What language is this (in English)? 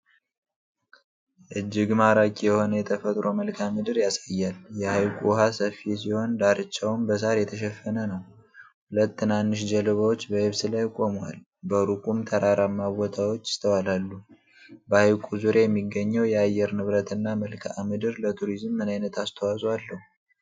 Amharic